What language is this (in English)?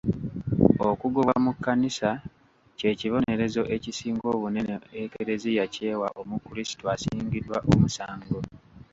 Ganda